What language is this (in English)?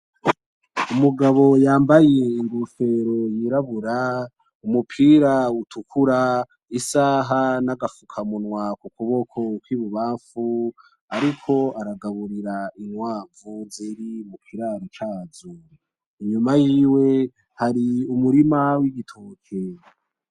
Rundi